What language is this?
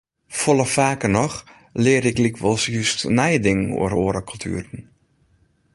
Western Frisian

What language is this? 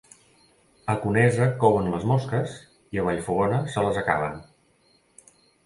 Catalan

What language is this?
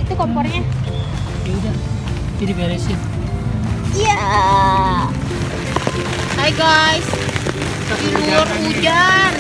Indonesian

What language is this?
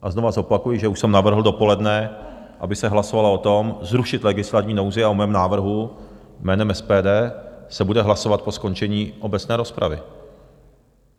Czech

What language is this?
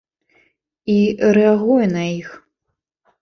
Belarusian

